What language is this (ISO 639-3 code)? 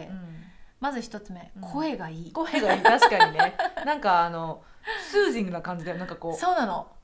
jpn